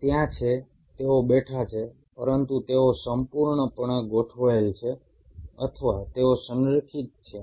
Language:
Gujarati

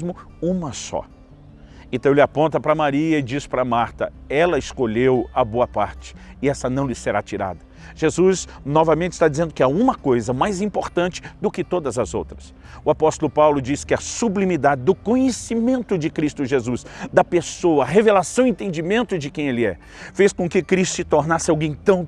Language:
Portuguese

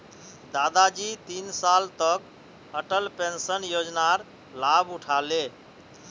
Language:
Magahi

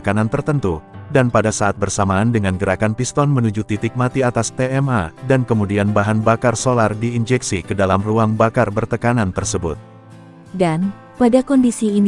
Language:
Indonesian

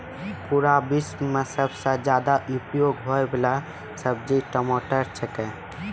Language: Maithili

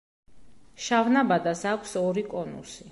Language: Georgian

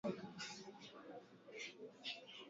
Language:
Swahili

